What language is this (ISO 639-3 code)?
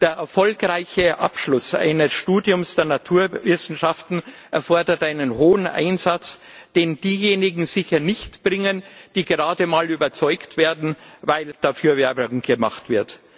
deu